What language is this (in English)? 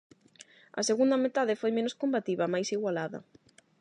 Galician